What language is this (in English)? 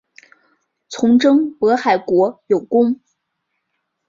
Chinese